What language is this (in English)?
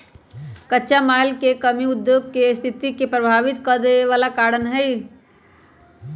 Magahi